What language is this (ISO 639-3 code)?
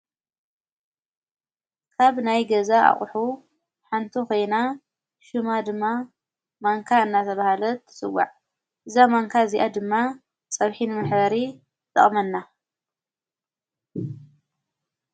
tir